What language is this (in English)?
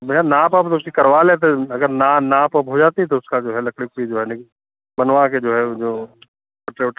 Hindi